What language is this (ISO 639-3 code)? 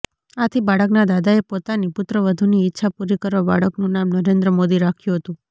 guj